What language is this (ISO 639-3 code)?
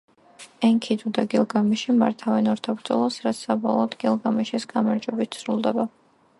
kat